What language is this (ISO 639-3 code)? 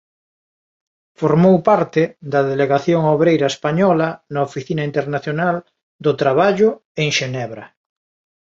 glg